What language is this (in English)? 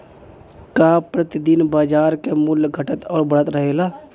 Bhojpuri